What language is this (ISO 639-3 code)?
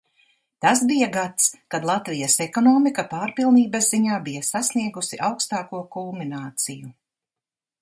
lav